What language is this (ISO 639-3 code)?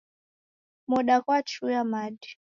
dav